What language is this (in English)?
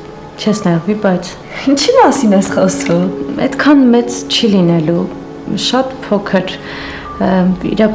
Romanian